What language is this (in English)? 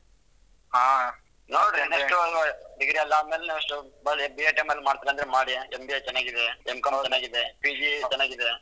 Kannada